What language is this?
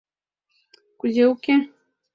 Mari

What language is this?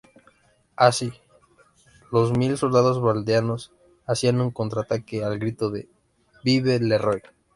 Spanish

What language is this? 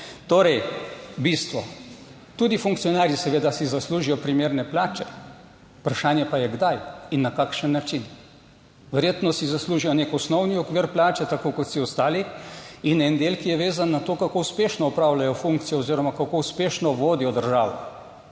Slovenian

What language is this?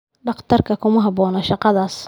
Somali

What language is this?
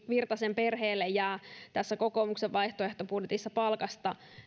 Finnish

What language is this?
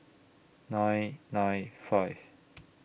English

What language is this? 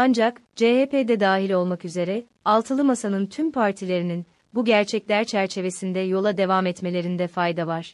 Turkish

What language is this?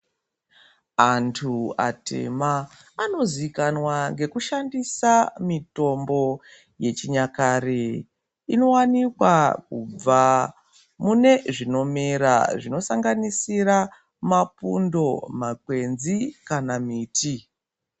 Ndau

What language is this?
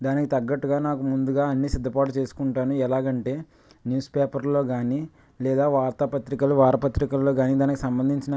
Telugu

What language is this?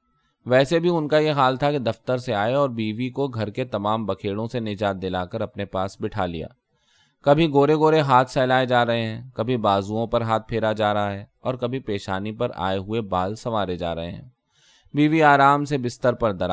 Urdu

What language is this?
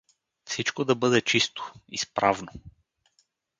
Bulgarian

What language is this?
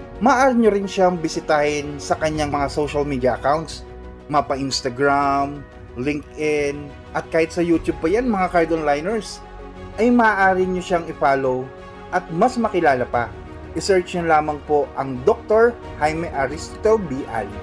Filipino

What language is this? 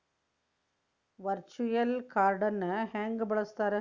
Kannada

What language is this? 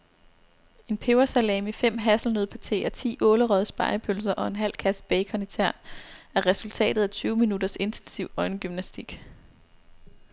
Danish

